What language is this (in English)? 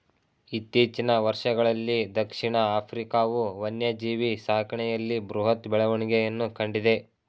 Kannada